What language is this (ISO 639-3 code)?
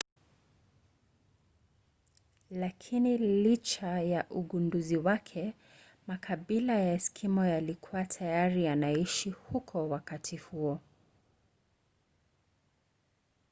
swa